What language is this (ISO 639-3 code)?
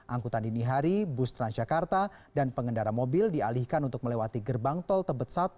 ind